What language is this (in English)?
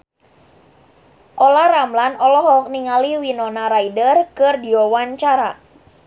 Sundanese